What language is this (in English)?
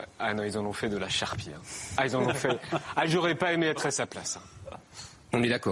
French